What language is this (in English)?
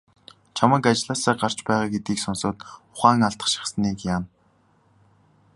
Mongolian